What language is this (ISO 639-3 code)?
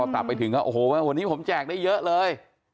tha